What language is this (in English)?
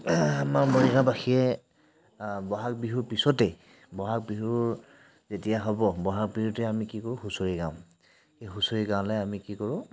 Assamese